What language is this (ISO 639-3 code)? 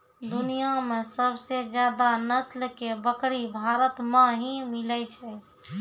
mai